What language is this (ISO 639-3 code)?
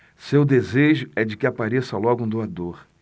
por